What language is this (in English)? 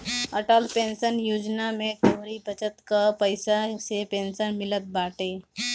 Bhojpuri